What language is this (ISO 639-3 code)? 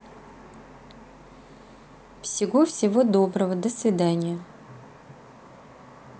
rus